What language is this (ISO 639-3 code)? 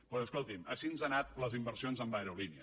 cat